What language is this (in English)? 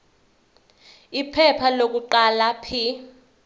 Zulu